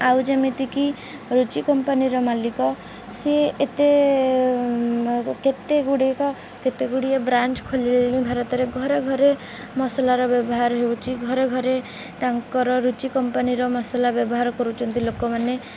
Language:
Odia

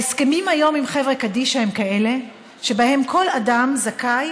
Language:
Hebrew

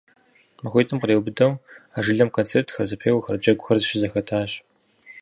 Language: Kabardian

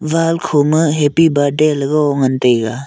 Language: Wancho Naga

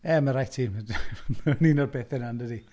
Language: Welsh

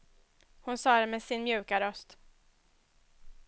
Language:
Swedish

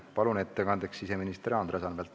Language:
Estonian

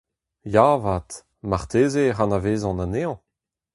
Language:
Breton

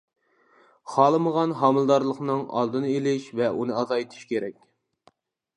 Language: Uyghur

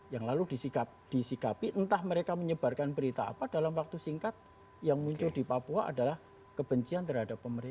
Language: Indonesian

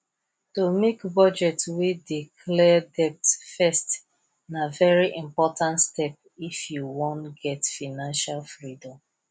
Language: Nigerian Pidgin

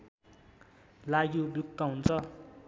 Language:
Nepali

